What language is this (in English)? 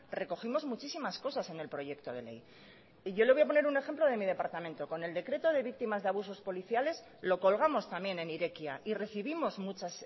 Spanish